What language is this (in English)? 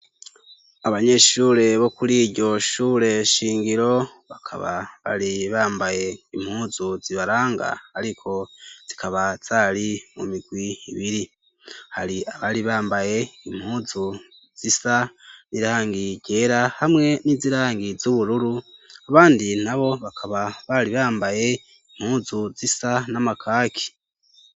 Rundi